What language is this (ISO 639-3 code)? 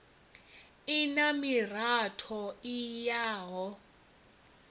ven